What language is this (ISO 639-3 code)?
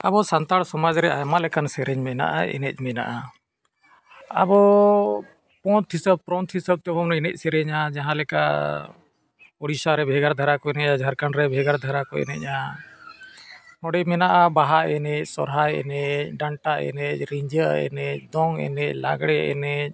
sat